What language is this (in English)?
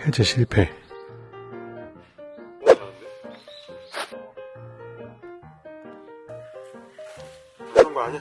Korean